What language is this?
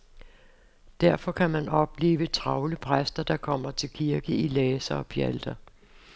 Danish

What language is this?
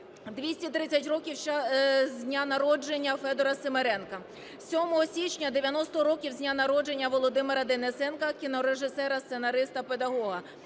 Ukrainian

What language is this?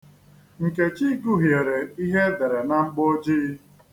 Igbo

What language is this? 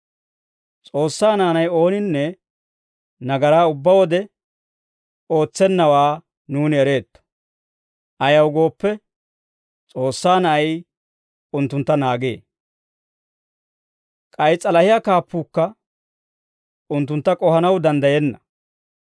Dawro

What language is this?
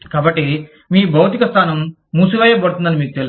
Telugu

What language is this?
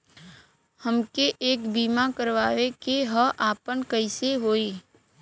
Bhojpuri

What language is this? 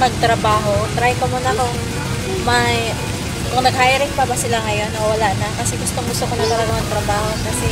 Filipino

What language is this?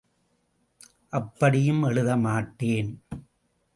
Tamil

